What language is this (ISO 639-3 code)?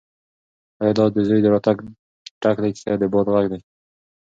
pus